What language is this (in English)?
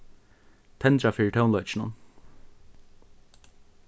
Faroese